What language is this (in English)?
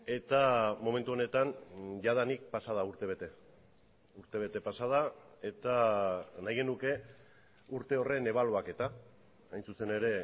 Basque